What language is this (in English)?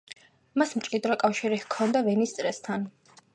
Georgian